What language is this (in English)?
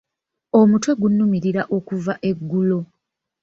Ganda